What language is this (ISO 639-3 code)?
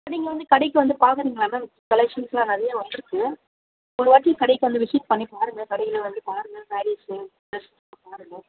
tam